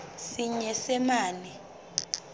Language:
Southern Sotho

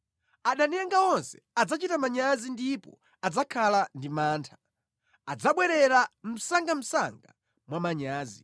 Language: Nyanja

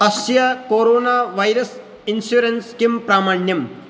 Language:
Sanskrit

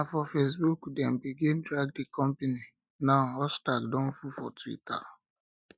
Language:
Nigerian Pidgin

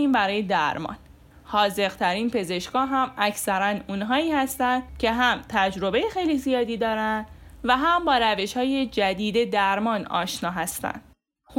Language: Persian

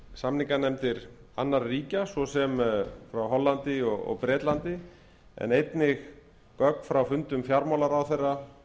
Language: Icelandic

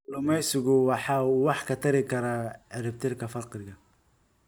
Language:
Somali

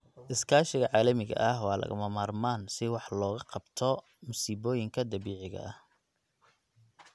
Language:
Somali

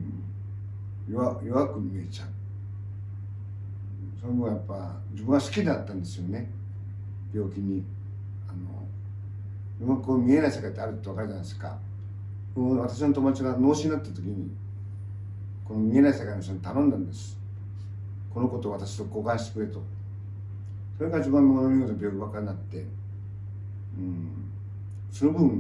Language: Japanese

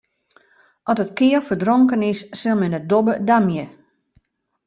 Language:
Western Frisian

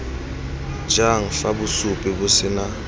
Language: Tswana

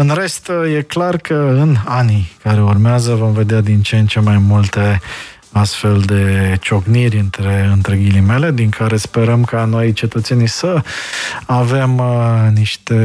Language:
Romanian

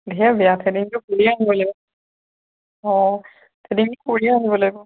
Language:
Assamese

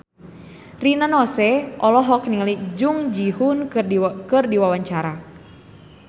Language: Sundanese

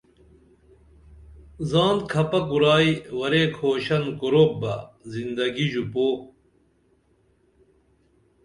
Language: Dameli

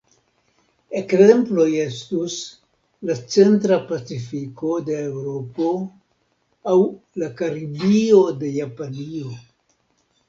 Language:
Esperanto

